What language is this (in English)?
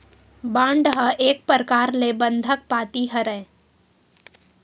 Chhattisgarhi